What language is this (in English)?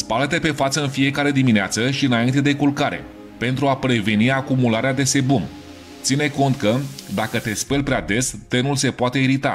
Romanian